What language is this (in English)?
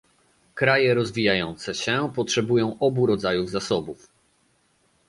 Polish